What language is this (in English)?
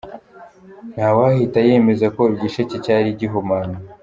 Kinyarwanda